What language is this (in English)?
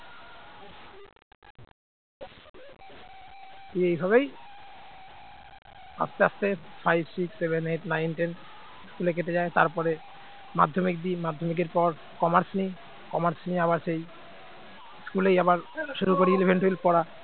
Bangla